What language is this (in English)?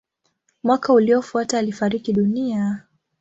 Swahili